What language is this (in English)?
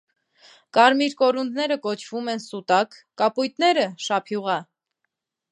Armenian